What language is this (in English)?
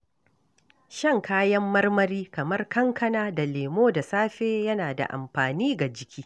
Hausa